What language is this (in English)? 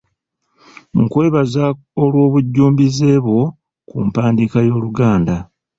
Ganda